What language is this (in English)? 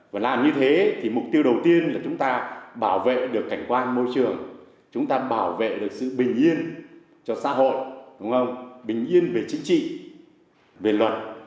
Vietnamese